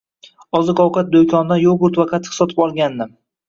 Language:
Uzbek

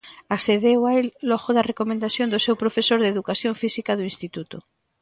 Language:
Galician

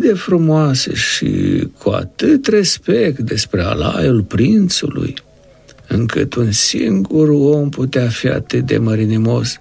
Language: Romanian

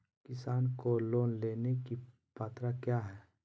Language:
Magahi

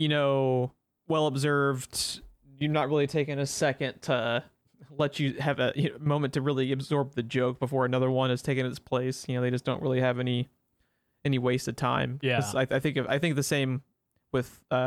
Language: English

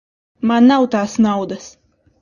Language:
Latvian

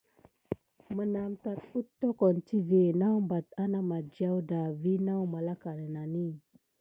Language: Gidar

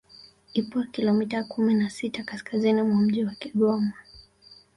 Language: Swahili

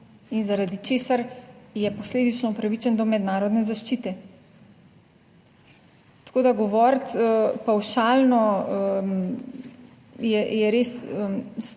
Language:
Slovenian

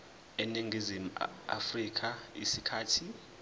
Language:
Zulu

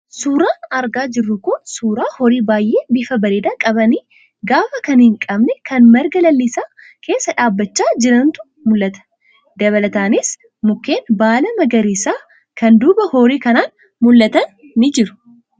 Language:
Oromo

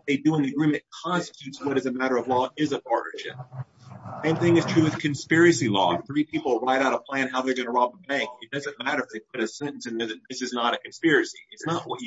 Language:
English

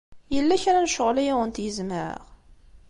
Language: Kabyle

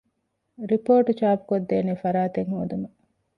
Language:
Divehi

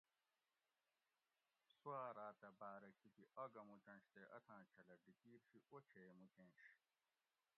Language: Gawri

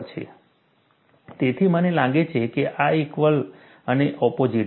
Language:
Gujarati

